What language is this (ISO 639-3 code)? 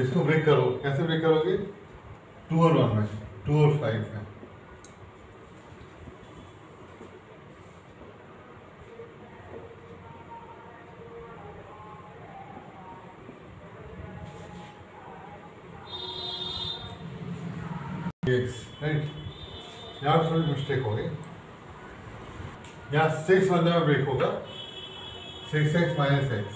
hin